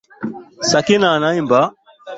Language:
Swahili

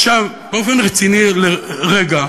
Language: Hebrew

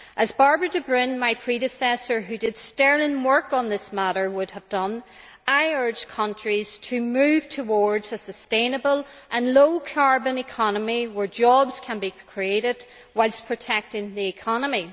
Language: English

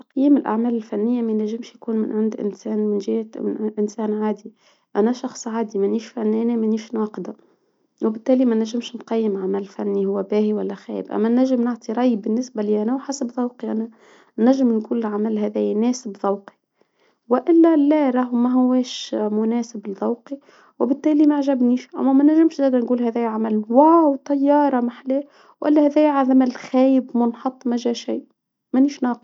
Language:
Tunisian Arabic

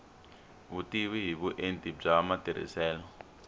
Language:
Tsonga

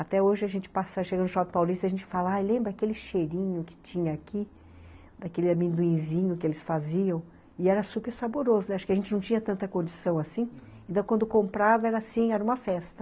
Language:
Portuguese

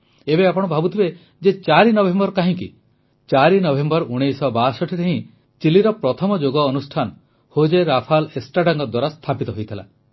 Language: Odia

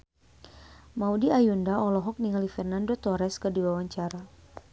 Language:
Sundanese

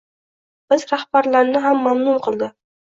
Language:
Uzbek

